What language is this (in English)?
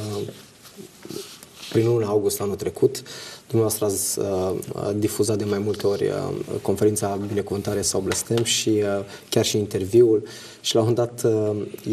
Romanian